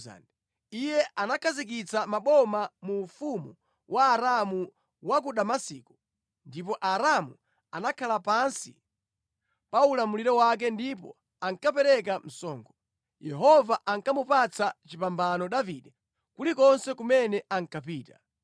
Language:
Nyanja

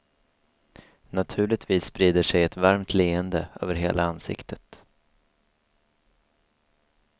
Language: Swedish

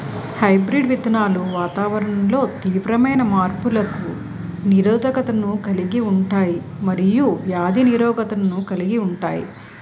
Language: Telugu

